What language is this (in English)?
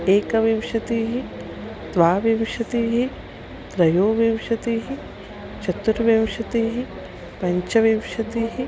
Sanskrit